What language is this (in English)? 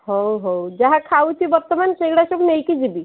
Odia